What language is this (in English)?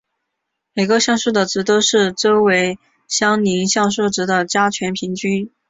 Chinese